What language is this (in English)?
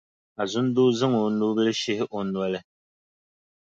Dagbani